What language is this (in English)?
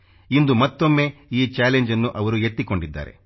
Kannada